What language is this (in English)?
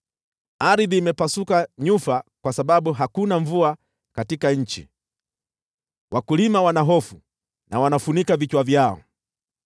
Swahili